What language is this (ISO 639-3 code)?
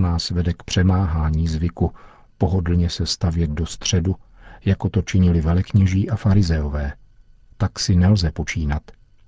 ces